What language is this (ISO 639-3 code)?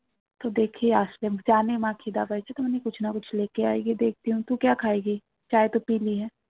ben